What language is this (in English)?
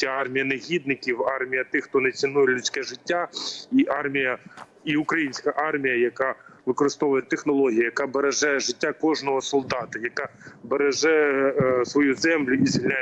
Ukrainian